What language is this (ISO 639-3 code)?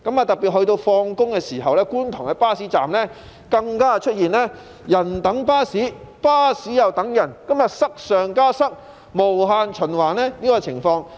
yue